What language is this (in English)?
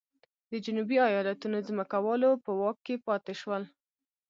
Pashto